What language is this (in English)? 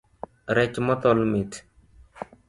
Luo (Kenya and Tanzania)